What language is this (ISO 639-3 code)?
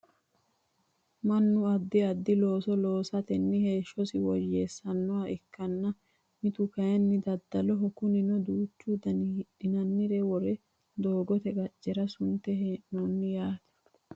sid